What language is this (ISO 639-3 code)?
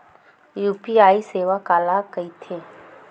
hne